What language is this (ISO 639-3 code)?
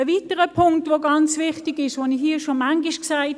gsw